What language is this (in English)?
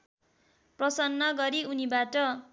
Nepali